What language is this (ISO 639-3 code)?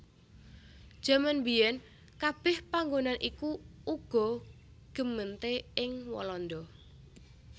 jav